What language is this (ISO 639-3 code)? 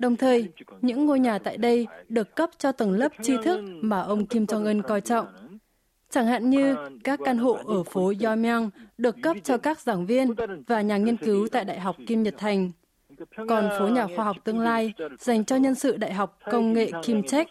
vie